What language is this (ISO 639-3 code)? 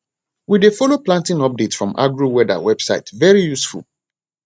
pcm